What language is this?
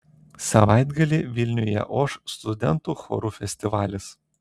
Lithuanian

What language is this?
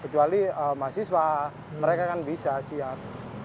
Indonesian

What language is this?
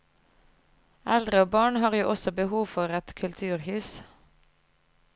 Norwegian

